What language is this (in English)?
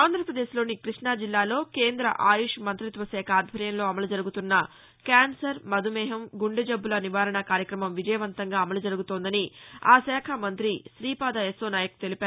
Telugu